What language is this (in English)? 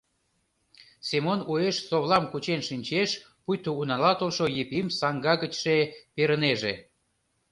Mari